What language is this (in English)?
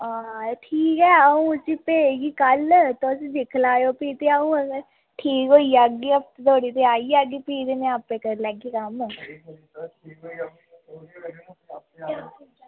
Dogri